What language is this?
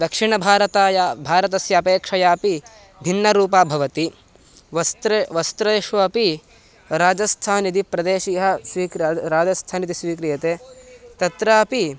Sanskrit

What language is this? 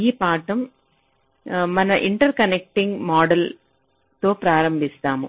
Telugu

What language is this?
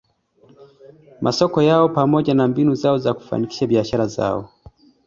Swahili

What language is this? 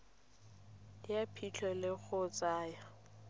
Tswana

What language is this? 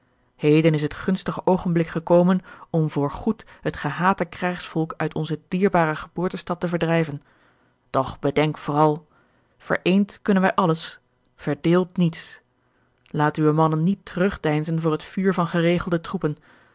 Dutch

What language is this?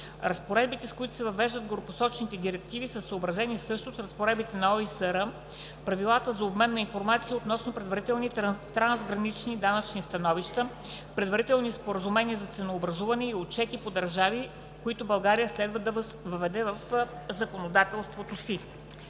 Bulgarian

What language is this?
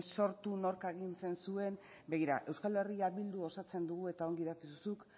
Basque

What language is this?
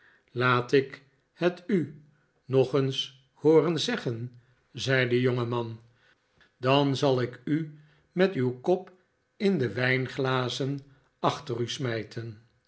Dutch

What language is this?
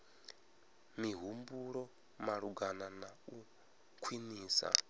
Venda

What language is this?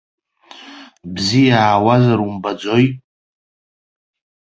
Abkhazian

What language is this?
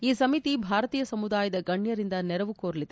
Kannada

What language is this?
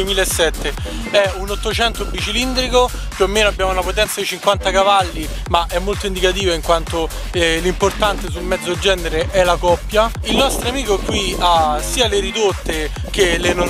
Italian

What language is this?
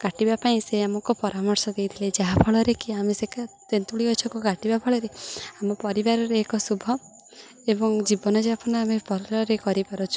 Odia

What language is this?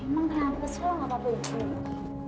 Indonesian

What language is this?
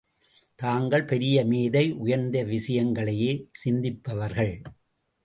Tamil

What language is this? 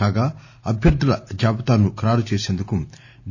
Telugu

